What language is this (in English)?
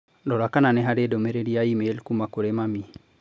Kikuyu